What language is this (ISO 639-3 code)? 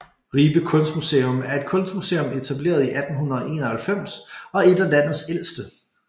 dan